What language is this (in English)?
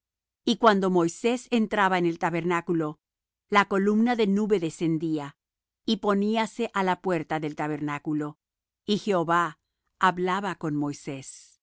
Spanish